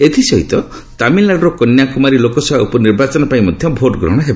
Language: Odia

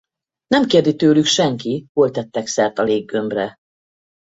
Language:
Hungarian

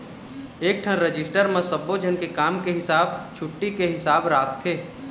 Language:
Chhattisgarhi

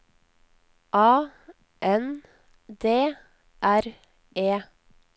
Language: Norwegian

